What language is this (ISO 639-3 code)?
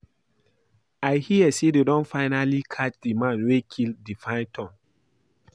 pcm